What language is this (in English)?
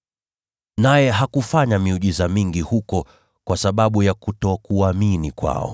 Swahili